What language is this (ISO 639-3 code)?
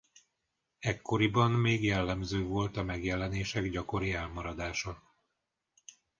hun